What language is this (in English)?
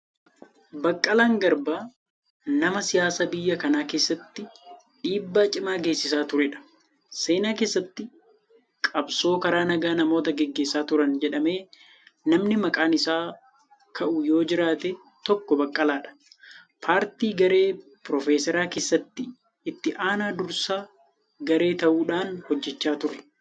Oromo